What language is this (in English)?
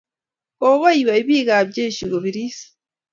Kalenjin